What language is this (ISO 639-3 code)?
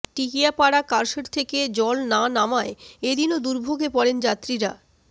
ben